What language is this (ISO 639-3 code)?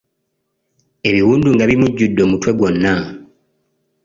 lug